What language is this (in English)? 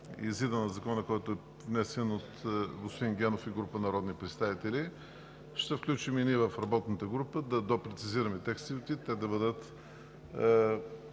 Bulgarian